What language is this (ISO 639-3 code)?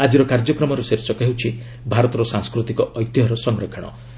ori